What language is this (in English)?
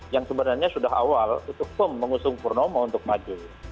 Indonesian